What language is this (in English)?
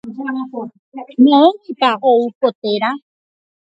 Guarani